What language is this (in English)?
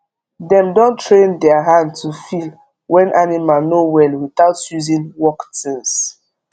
Nigerian Pidgin